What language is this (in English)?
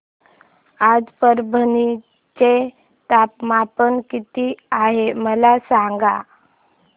Marathi